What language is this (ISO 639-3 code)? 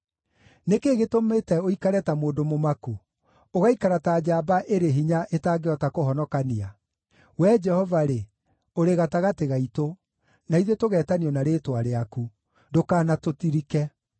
kik